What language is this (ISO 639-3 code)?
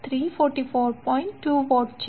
guj